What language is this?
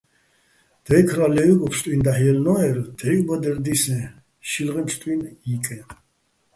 Bats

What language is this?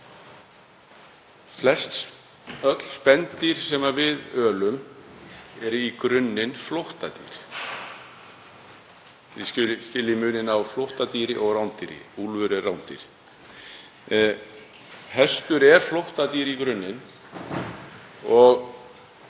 Icelandic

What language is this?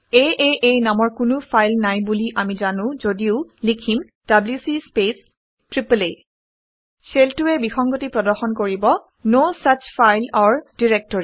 Assamese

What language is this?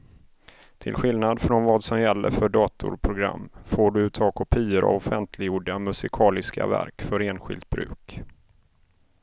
Swedish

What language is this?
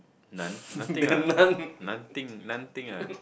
English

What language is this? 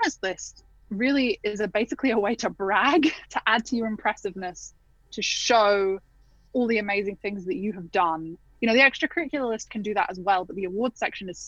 English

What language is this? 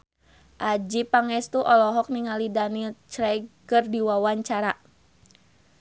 Sundanese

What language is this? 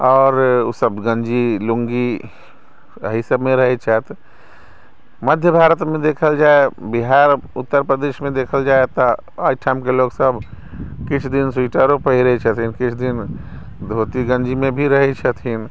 Maithili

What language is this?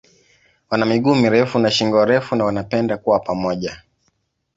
Swahili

